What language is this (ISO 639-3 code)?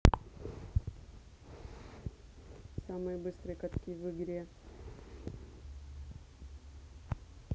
rus